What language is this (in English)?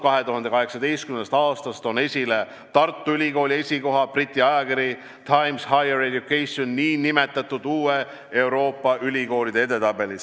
Estonian